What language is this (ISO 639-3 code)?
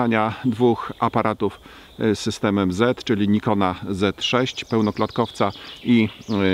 pol